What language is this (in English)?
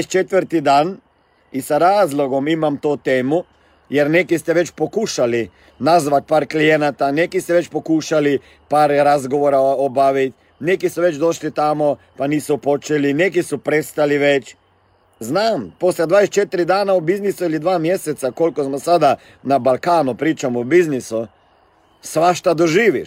Croatian